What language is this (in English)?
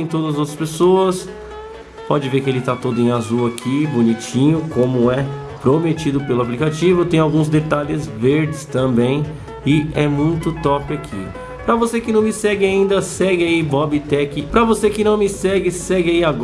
Portuguese